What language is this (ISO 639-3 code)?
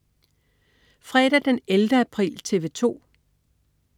dan